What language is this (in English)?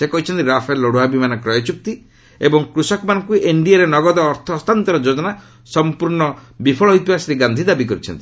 Odia